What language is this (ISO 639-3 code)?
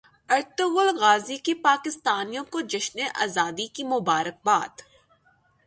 urd